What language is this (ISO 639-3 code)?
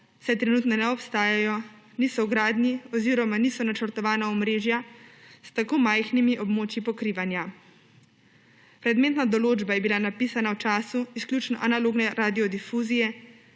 slv